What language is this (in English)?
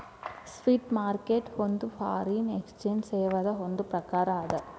Kannada